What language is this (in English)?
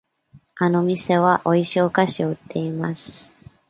Japanese